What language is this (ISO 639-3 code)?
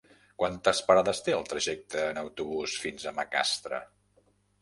cat